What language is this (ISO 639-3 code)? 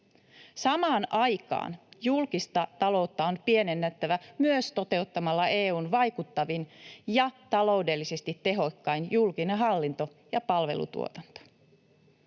fin